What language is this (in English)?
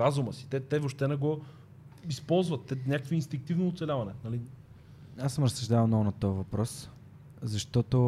Bulgarian